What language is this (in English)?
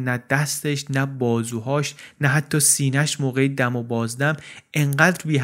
Persian